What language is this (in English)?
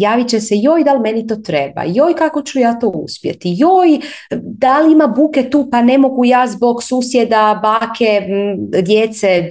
Croatian